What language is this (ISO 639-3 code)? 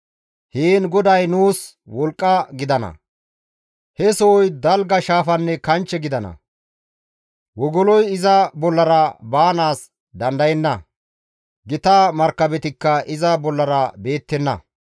gmv